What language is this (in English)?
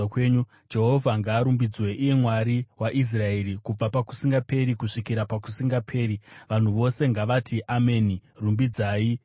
Shona